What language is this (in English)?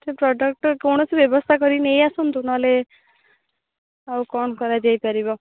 Odia